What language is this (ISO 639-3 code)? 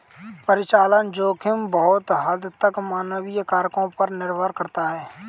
hin